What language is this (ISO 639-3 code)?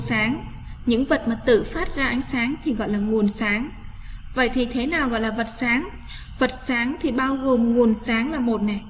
vie